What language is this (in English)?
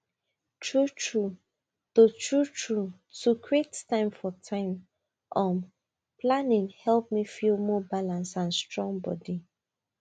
Nigerian Pidgin